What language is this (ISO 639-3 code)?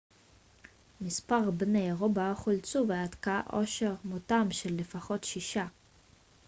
heb